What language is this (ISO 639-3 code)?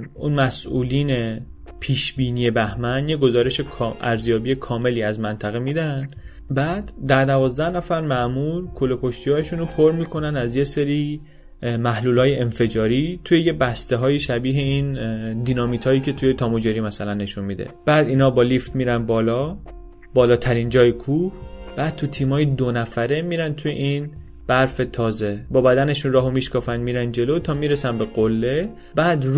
fas